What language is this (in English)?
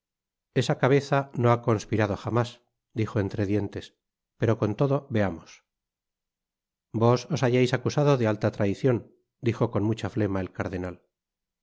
Spanish